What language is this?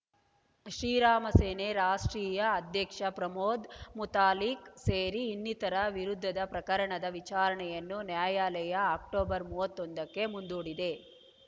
Kannada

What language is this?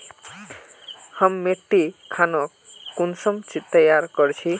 Magahi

